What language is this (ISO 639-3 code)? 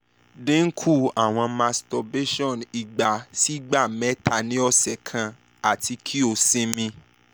yor